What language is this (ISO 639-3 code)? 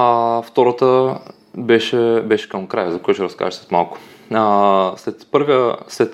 bul